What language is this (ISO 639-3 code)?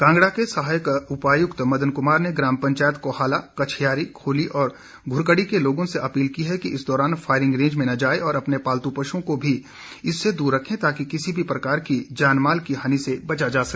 hin